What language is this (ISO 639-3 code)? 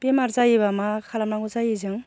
brx